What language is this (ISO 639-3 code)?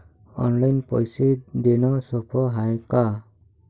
mar